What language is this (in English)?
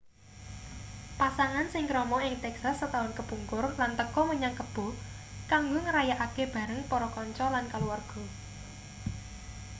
Javanese